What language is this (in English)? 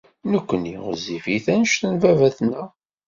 Kabyle